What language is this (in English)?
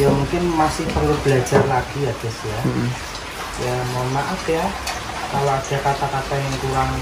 Indonesian